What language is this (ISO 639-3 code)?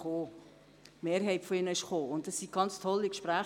gsw